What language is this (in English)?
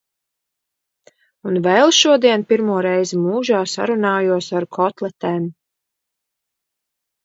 Latvian